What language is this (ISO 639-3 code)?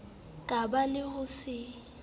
sot